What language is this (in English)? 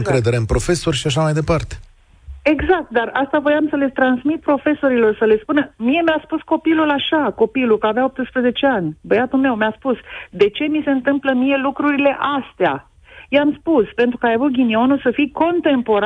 Romanian